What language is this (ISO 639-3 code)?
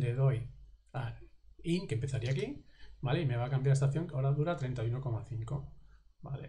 spa